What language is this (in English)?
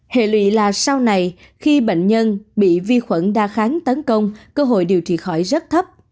Vietnamese